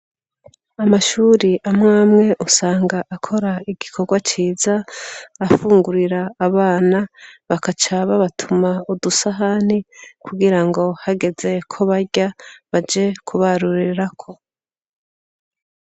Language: Rundi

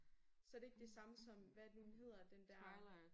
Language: Danish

